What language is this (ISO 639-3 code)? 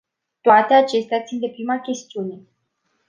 ron